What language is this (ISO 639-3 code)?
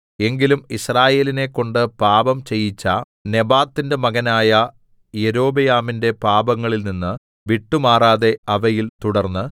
mal